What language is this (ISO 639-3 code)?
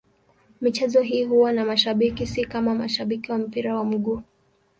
swa